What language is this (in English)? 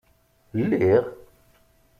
Kabyle